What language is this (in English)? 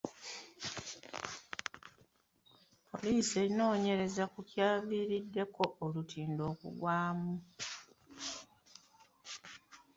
Ganda